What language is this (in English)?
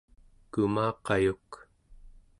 Central Yupik